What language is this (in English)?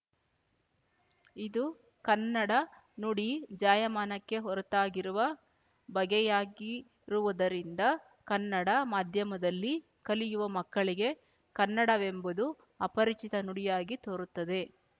Kannada